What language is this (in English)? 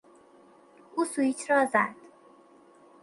Persian